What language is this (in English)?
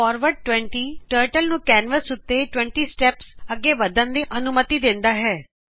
Punjabi